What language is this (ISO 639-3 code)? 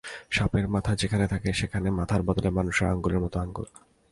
ben